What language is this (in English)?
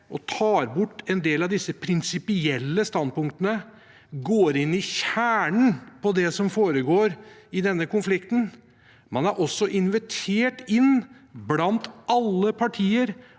Norwegian